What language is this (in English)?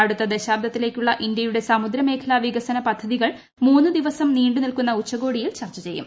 Malayalam